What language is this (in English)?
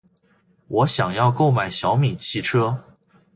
Chinese